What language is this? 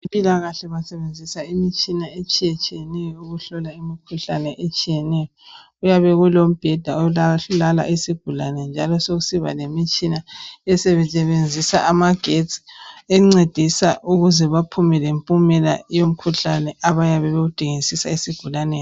North Ndebele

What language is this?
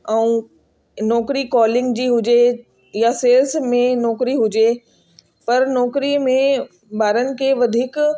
Sindhi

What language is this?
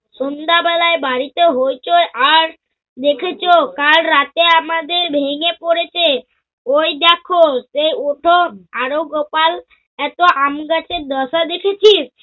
Bangla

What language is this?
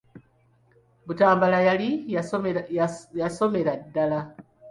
Ganda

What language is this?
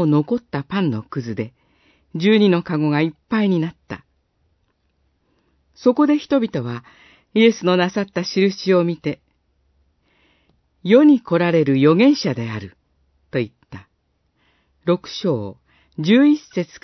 Japanese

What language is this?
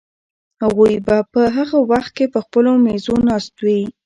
Pashto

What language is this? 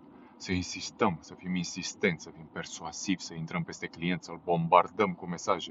Romanian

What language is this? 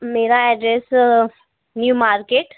Hindi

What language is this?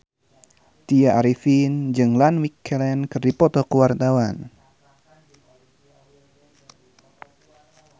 Sundanese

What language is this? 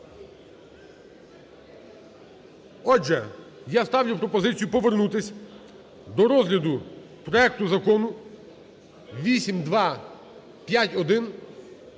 Ukrainian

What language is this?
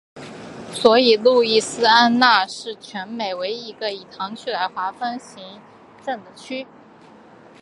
Chinese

